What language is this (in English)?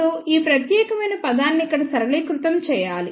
Telugu